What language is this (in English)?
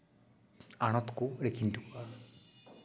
Santali